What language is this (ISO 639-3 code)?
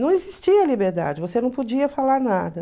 por